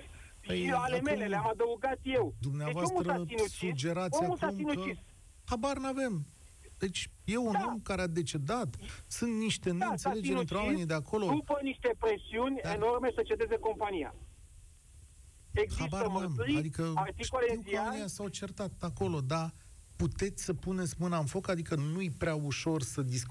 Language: Romanian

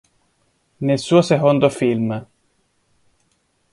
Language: Italian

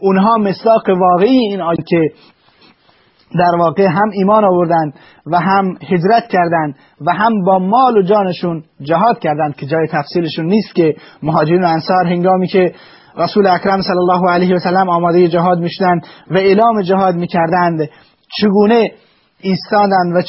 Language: Persian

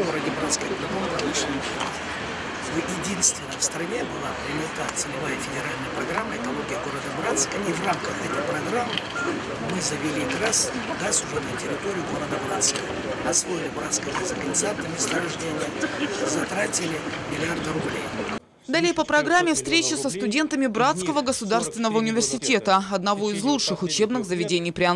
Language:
Russian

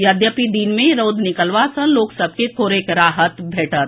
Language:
Maithili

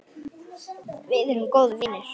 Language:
Icelandic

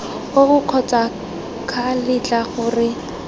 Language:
Tswana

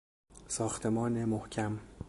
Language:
Persian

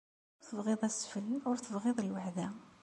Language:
Kabyle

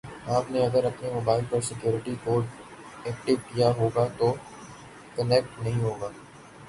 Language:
Urdu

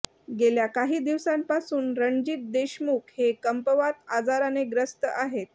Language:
Marathi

